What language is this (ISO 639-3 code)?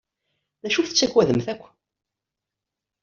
kab